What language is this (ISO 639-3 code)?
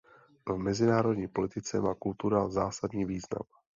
ces